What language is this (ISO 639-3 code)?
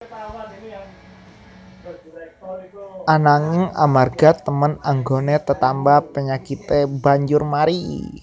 jav